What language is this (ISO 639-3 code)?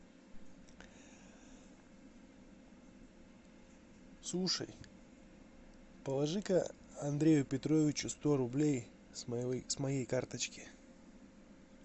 rus